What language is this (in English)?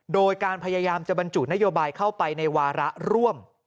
Thai